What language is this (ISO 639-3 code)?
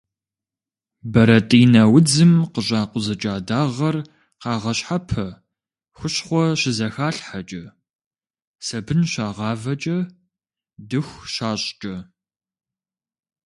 kbd